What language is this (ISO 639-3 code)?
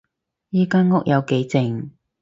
yue